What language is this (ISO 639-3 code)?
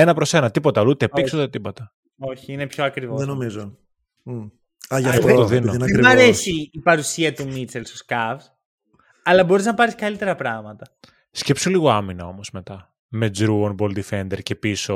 ell